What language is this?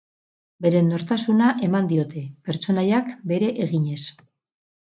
Basque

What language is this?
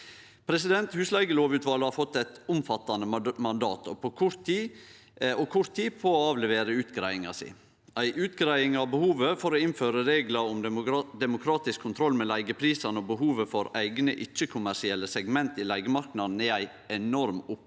Norwegian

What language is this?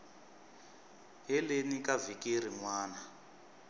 Tsonga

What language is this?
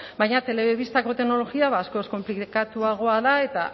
Basque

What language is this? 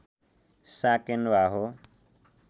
Nepali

